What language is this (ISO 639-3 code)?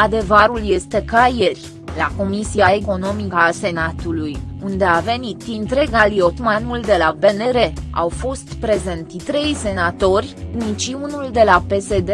ron